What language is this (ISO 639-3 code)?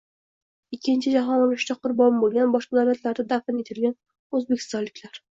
uzb